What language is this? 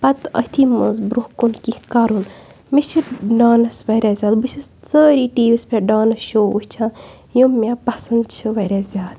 Kashmiri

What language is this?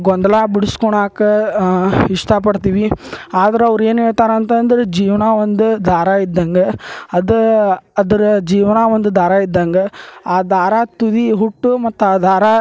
Kannada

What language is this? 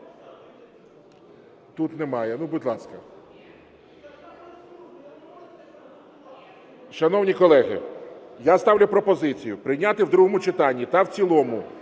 Ukrainian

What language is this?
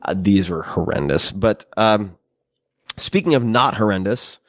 English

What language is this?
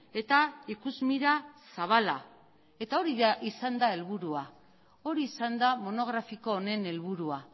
Basque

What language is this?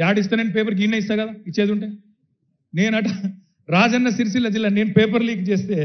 Telugu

